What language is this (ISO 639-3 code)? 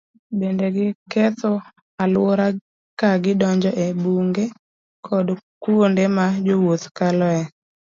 luo